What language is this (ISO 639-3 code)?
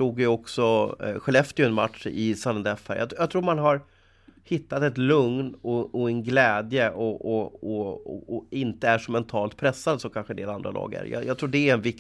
swe